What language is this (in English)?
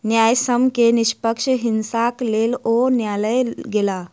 Maithili